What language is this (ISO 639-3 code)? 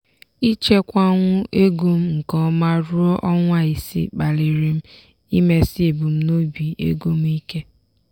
ibo